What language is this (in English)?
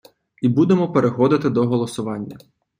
Ukrainian